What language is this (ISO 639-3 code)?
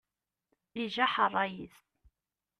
kab